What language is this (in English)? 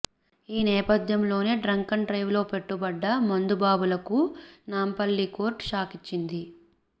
Telugu